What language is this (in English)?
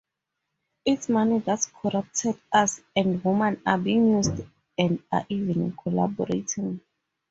English